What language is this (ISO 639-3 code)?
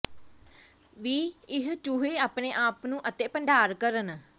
pan